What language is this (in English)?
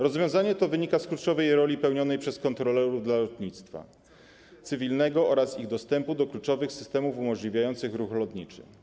Polish